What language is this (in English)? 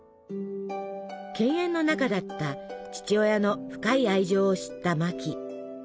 Japanese